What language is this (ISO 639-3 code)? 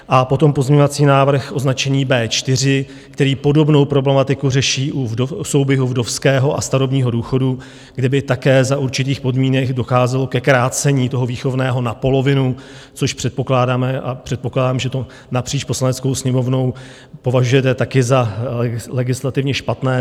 ces